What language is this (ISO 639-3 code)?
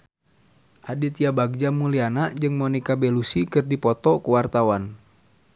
sun